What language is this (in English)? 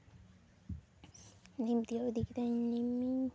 Santali